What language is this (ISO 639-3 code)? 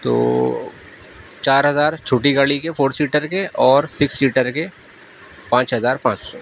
urd